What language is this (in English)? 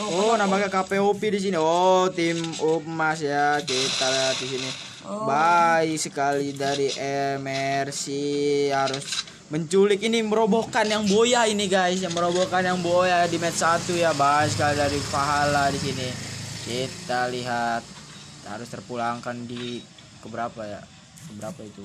Indonesian